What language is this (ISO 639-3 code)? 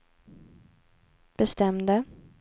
swe